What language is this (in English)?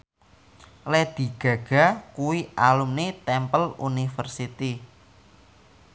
Javanese